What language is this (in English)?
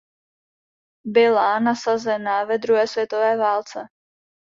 Czech